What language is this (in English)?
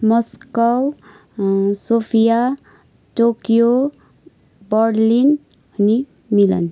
Nepali